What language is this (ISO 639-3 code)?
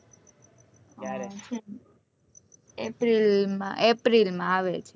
guj